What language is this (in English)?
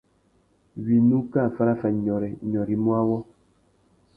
Tuki